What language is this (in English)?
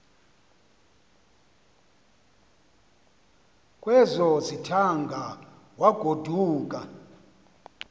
Xhosa